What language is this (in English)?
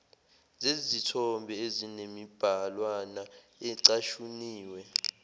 Zulu